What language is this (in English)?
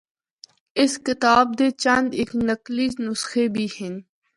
Northern Hindko